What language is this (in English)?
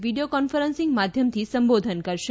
Gujarati